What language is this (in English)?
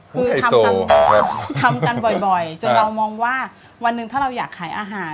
Thai